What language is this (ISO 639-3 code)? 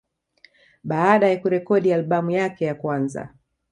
swa